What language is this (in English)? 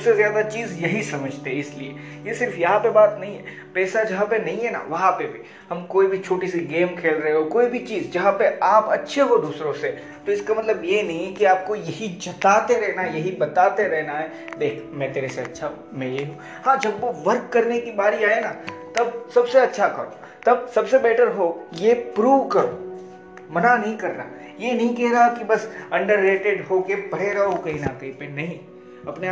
Hindi